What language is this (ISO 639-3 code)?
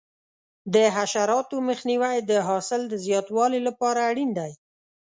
pus